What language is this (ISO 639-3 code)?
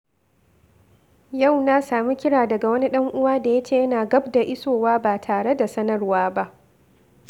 hau